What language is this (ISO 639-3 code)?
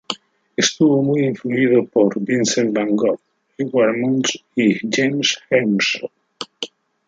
spa